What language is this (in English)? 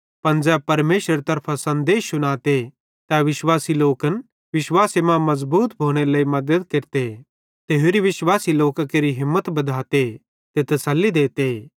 Bhadrawahi